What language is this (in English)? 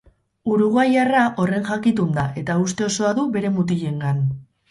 Basque